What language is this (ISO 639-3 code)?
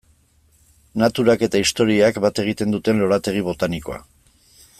eus